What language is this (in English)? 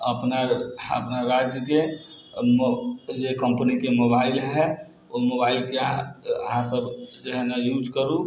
Maithili